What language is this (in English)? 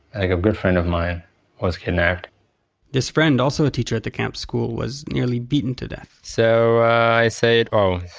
English